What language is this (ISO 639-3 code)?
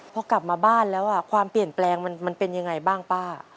tha